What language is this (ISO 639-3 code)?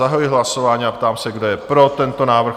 ces